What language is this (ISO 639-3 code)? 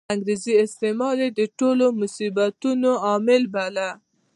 pus